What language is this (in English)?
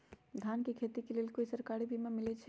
Magahi